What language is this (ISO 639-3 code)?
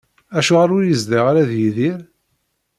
kab